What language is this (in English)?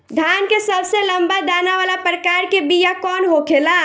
Bhojpuri